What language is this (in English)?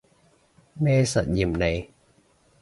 Cantonese